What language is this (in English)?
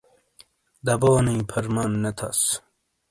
Shina